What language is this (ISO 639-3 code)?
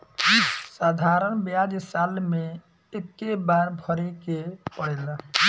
bho